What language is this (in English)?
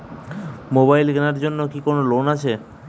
Bangla